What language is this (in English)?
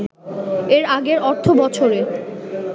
Bangla